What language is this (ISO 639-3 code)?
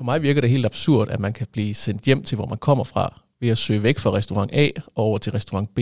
dan